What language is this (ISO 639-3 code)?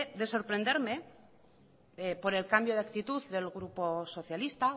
spa